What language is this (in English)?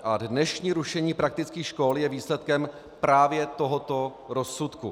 Czech